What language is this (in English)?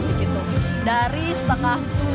Indonesian